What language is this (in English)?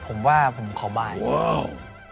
Thai